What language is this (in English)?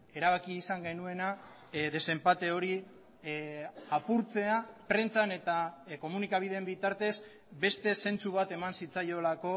Basque